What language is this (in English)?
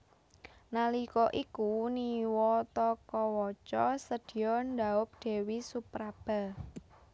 Javanese